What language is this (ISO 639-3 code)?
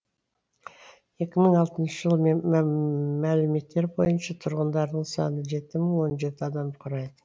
kaz